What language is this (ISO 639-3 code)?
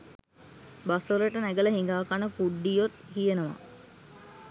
sin